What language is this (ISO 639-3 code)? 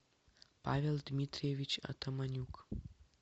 rus